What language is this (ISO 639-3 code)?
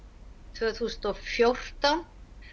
isl